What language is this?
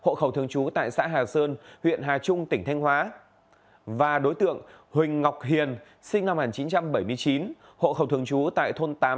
Vietnamese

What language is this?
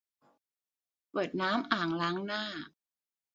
Thai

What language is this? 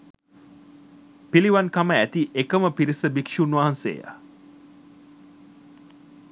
Sinhala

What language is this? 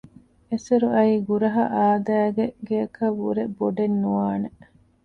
Divehi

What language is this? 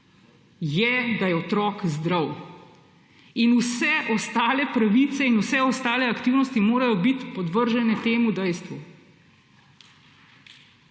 Slovenian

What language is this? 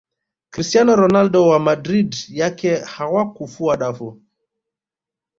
Swahili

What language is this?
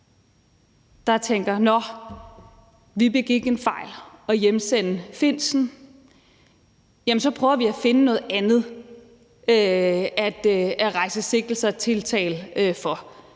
Danish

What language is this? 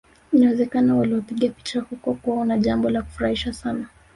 Swahili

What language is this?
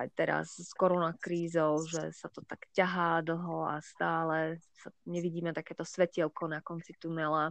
Slovak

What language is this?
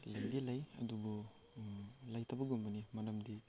Manipuri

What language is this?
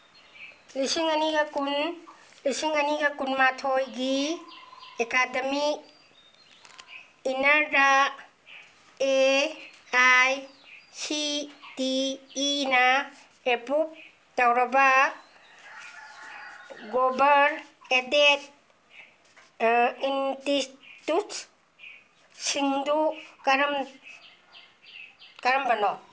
Manipuri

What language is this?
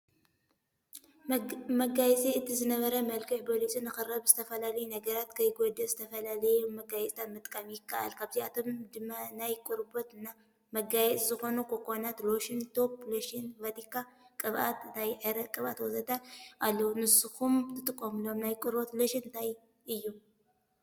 Tigrinya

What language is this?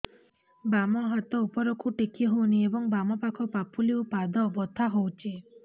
Odia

